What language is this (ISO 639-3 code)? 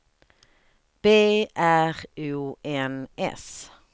swe